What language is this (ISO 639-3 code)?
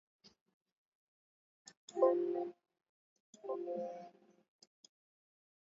swa